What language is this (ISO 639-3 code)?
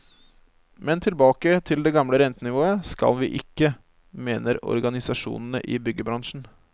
nor